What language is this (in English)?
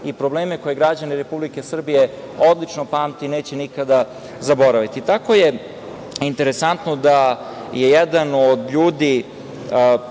Serbian